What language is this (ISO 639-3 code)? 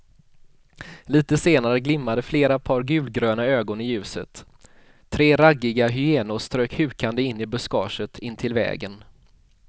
swe